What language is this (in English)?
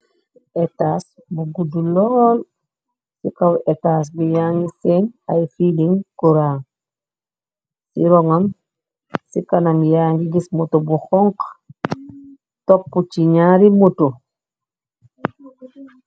Wolof